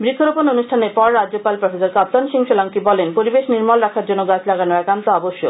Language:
Bangla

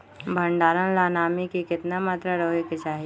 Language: Magahi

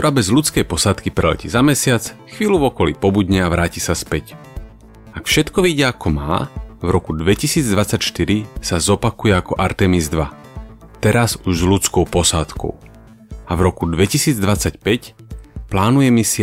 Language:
Slovak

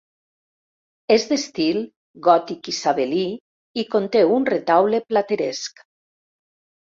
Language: Catalan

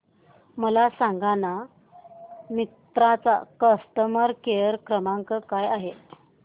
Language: Marathi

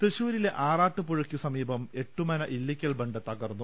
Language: Malayalam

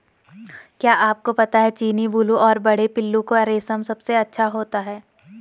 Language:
Hindi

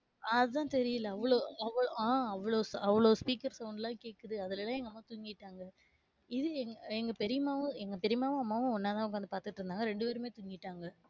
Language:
Tamil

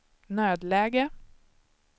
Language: Swedish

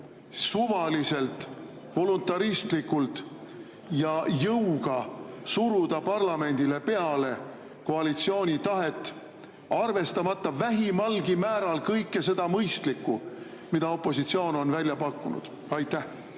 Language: Estonian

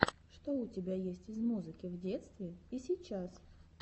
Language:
Russian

